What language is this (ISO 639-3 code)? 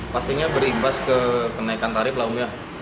ind